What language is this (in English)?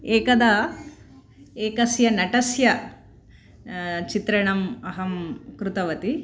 Sanskrit